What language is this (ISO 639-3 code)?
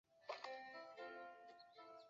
zho